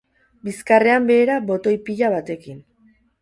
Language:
Basque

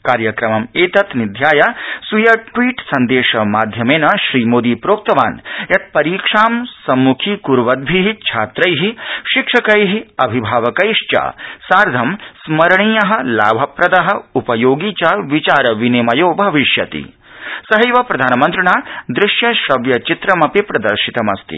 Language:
Sanskrit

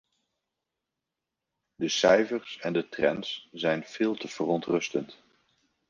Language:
Dutch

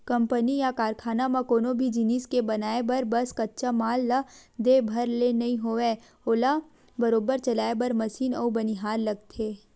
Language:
Chhattisgarhi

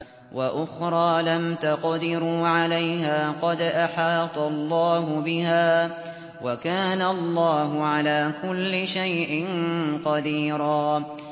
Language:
Arabic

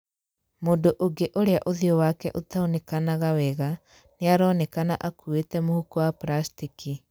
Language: Kikuyu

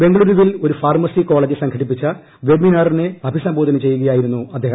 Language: Malayalam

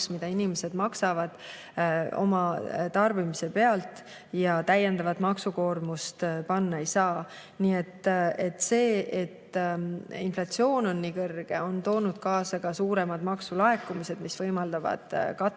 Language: Estonian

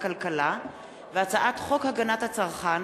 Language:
Hebrew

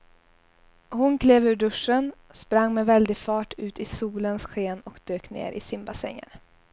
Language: Swedish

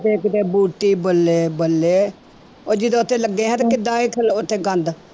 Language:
Punjabi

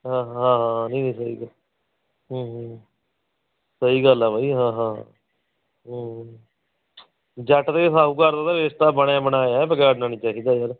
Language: Punjabi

